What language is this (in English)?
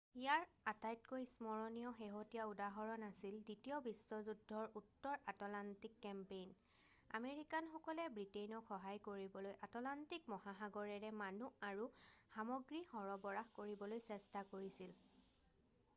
Assamese